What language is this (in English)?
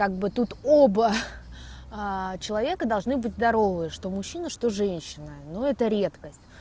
Russian